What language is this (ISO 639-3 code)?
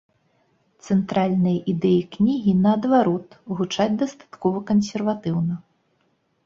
bel